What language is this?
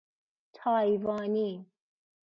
Persian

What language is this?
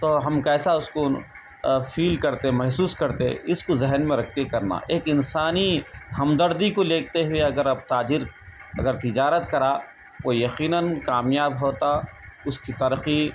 Urdu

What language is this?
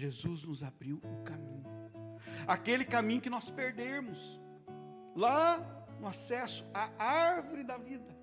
Portuguese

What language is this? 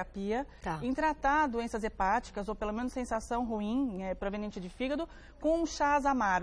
Portuguese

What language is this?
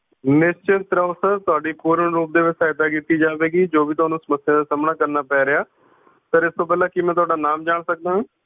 Punjabi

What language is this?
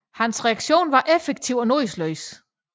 Danish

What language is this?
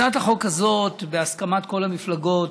Hebrew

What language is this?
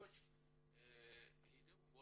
Hebrew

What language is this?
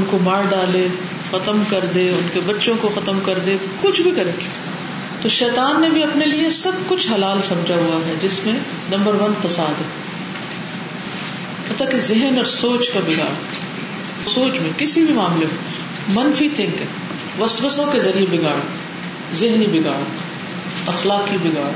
Urdu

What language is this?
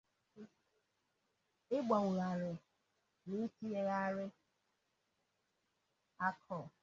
Igbo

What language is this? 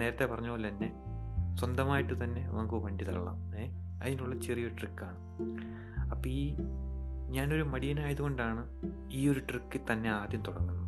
Malayalam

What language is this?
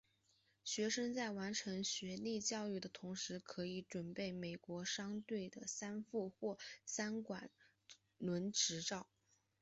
Chinese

